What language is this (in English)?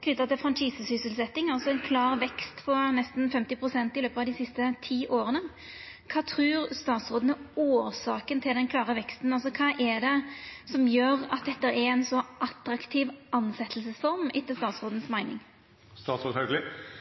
Norwegian Nynorsk